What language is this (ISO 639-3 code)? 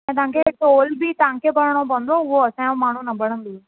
snd